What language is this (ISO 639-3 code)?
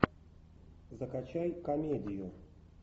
rus